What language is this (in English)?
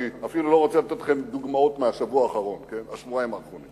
Hebrew